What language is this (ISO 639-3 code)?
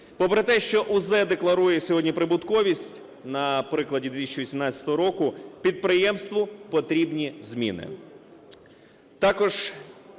ukr